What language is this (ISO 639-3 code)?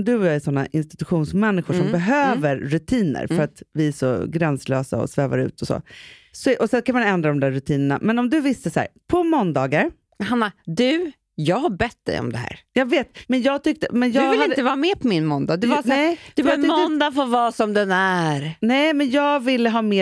swe